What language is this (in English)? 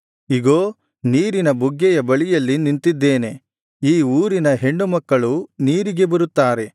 Kannada